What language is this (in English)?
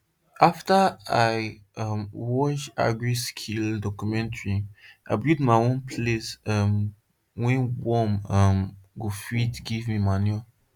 Nigerian Pidgin